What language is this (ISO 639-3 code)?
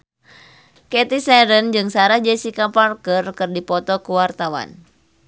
sun